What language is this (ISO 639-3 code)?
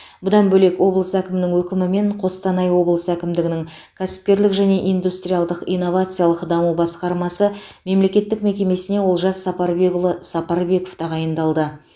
kaz